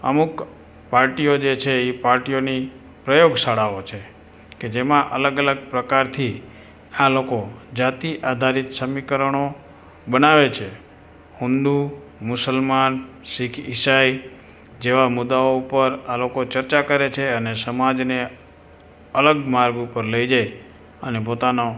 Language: Gujarati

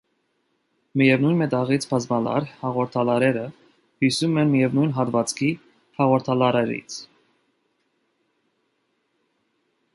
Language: Armenian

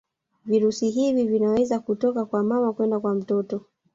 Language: Swahili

